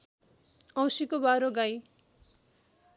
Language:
Nepali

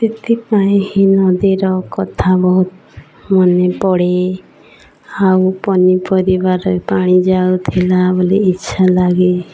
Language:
Odia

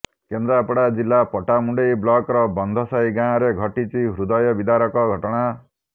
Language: Odia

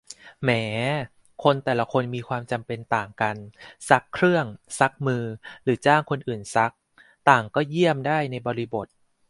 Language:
Thai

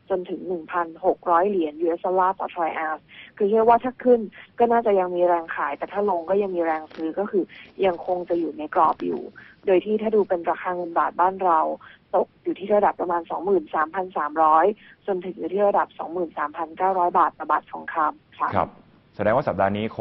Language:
Thai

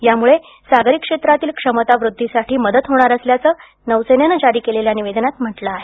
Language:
Marathi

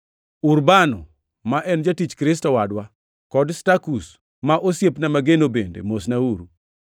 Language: Luo (Kenya and Tanzania)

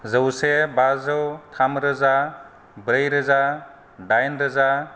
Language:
Bodo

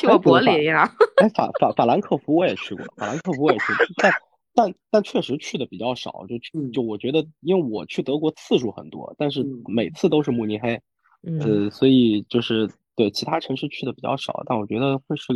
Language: Chinese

